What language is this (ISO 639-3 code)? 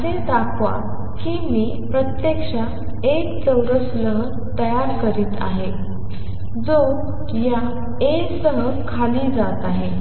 mar